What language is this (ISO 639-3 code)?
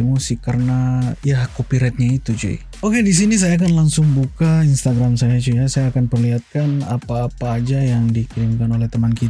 ind